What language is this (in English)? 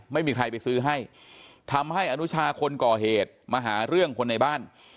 Thai